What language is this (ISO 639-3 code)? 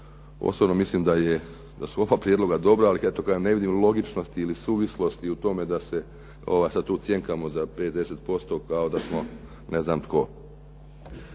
hrv